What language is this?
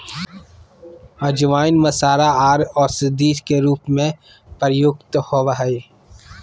Magahi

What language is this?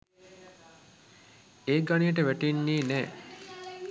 Sinhala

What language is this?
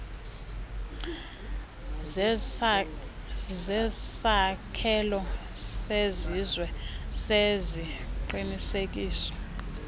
Xhosa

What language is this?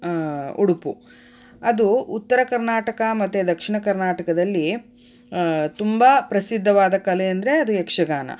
Kannada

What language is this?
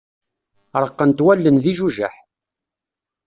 Kabyle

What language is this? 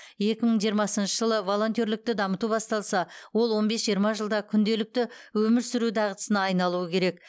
Kazakh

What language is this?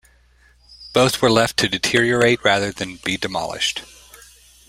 English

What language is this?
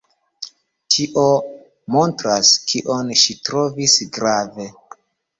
Esperanto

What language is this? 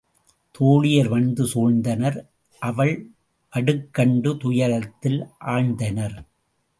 Tamil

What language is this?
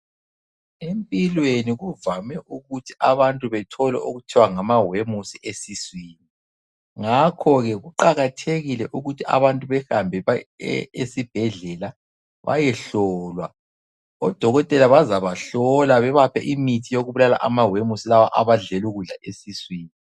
North Ndebele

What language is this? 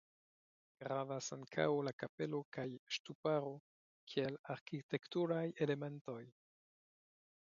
Esperanto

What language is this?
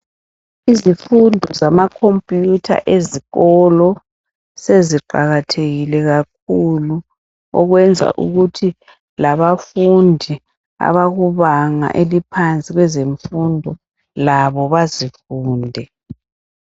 North Ndebele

